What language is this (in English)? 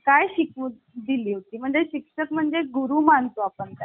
Marathi